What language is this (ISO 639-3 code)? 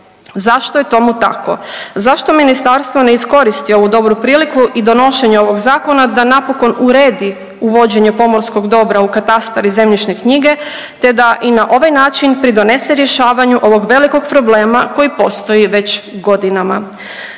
hrv